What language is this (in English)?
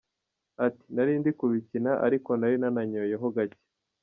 Kinyarwanda